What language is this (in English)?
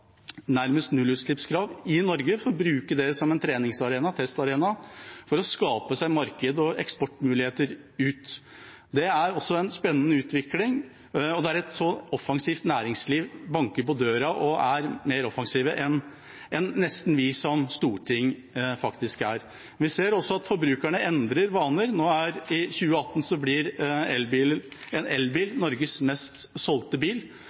Norwegian Bokmål